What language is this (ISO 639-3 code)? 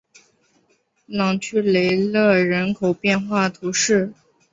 zho